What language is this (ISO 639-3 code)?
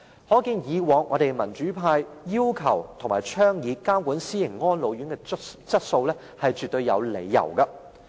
yue